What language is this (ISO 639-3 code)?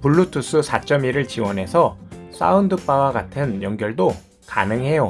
kor